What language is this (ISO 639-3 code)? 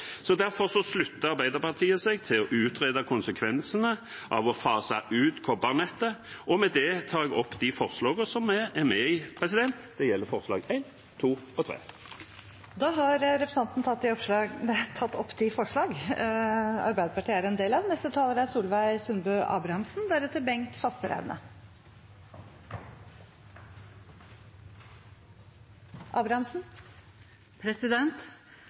nor